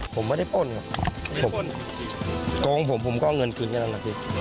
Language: Thai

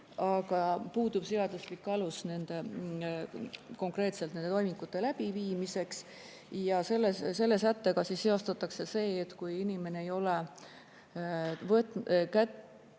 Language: Estonian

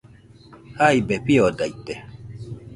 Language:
Nüpode Huitoto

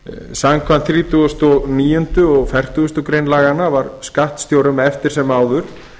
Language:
Icelandic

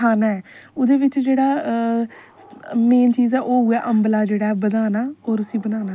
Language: Dogri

